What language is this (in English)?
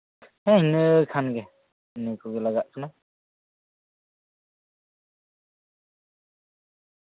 Santali